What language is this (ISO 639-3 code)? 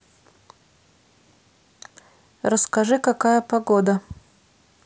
rus